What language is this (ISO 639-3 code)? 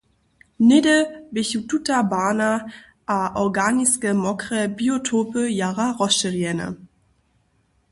hsb